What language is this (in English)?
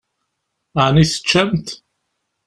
Kabyle